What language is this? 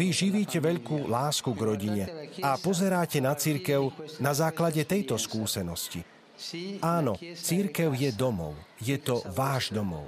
Slovak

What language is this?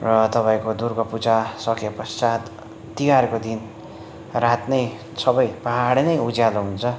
Nepali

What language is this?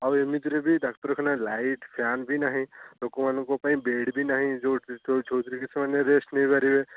Odia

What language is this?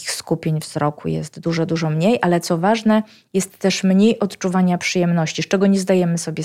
Polish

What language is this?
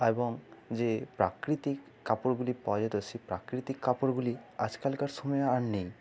Bangla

